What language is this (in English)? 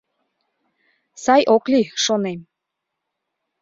Mari